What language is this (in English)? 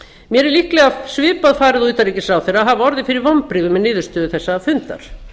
Icelandic